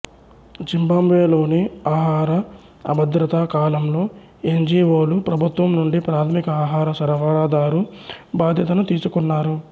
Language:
Telugu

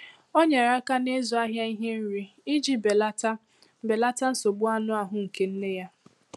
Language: Igbo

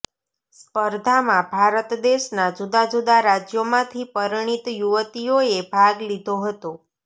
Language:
Gujarati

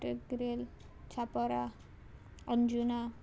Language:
Konkani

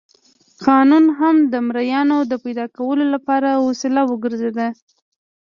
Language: Pashto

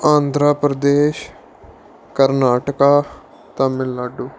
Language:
Punjabi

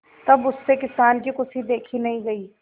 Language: Hindi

